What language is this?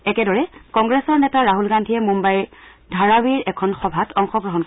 Assamese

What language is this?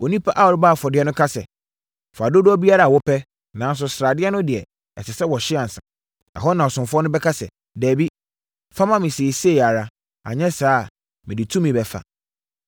Akan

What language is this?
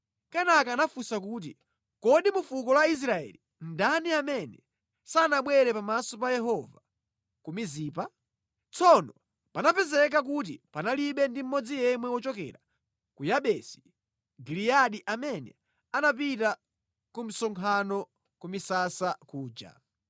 Nyanja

